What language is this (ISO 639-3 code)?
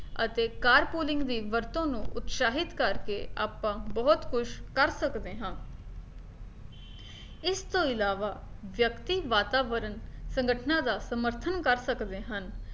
pan